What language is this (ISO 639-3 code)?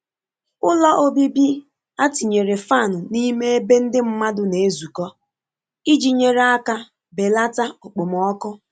ibo